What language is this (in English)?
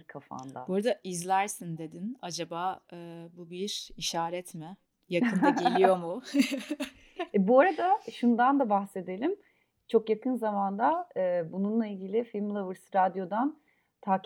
Turkish